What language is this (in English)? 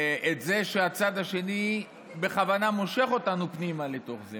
Hebrew